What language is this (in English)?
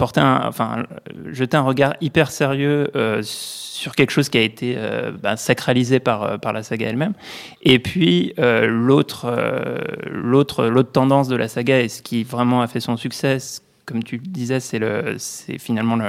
French